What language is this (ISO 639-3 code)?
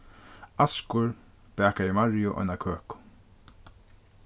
fao